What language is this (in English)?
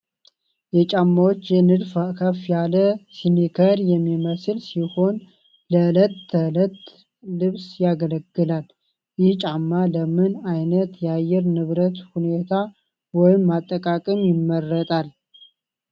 Amharic